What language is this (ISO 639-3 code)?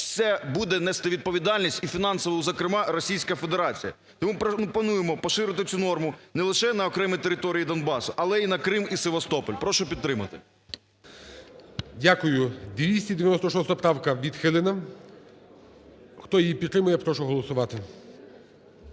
ukr